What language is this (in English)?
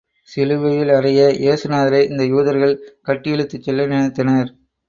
Tamil